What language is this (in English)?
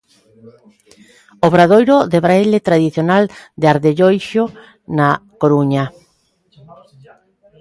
Galician